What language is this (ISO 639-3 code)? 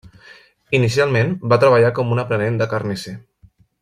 cat